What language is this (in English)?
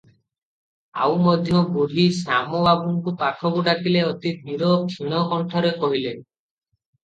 Odia